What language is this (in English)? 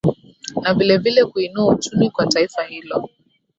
Swahili